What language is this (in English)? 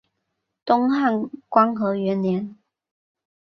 Chinese